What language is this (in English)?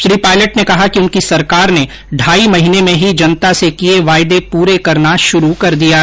Hindi